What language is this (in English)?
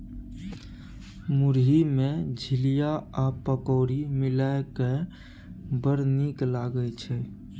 Maithili